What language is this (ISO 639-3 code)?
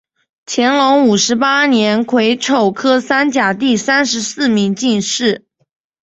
zho